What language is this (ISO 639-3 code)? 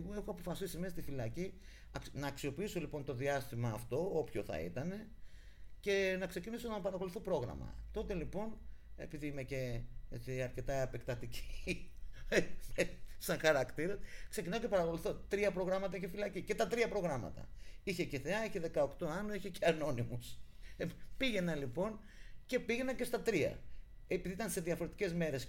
ell